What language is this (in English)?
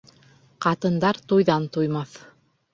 Bashkir